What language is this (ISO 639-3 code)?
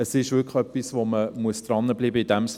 gsw